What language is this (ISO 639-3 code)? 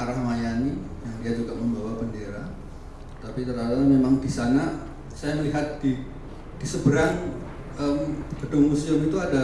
ind